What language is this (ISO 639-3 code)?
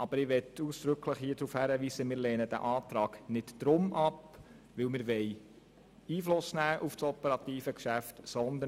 gsw